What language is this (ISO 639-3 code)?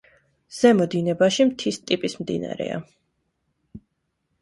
kat